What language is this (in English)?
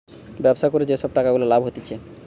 Bangla